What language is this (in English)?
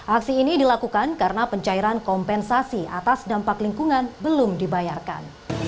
Indonesian